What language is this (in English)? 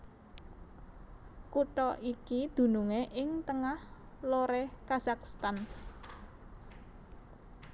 Javanese